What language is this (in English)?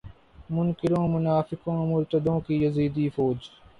Urdu